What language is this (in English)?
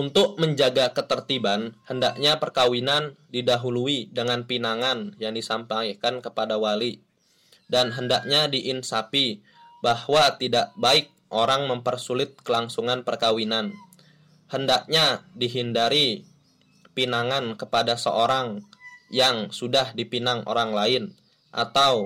Indonesian